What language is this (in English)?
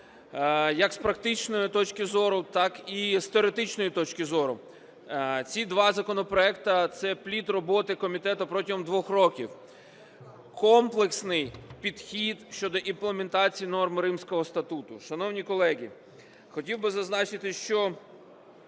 Ukrainian